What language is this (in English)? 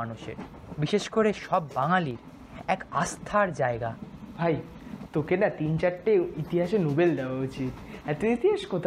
Bangla